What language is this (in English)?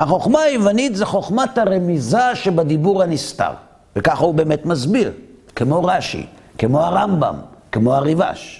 Hebrew